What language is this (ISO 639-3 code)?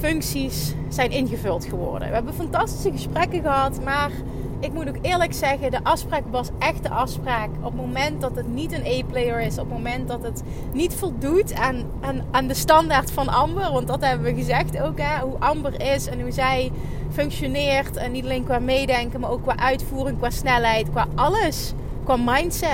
nld